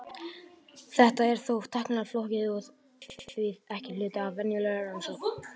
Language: Icelandic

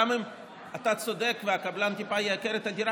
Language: Hebrew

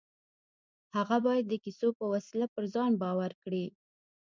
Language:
Pashto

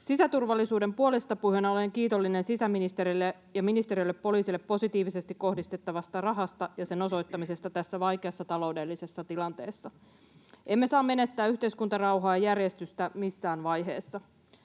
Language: Finnish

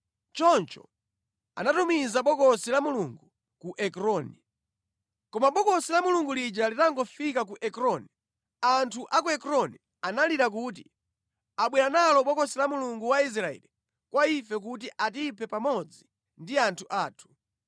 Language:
Nyanja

